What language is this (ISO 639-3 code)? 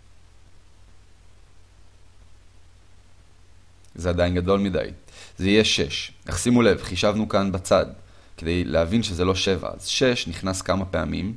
heb